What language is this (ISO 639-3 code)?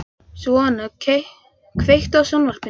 isl